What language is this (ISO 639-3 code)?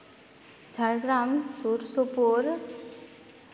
sat